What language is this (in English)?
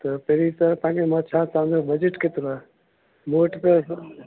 Sindhi